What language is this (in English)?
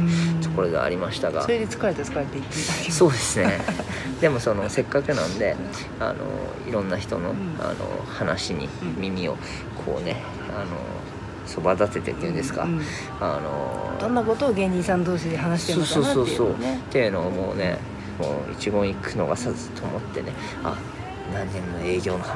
Japanese